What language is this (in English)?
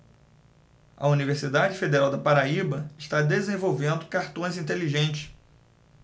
Portuguese